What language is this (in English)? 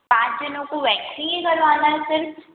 Hindi